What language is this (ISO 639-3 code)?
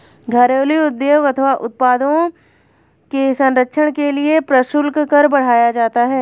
hin